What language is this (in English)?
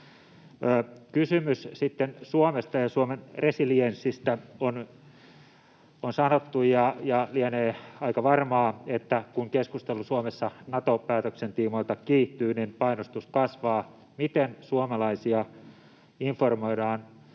Finnish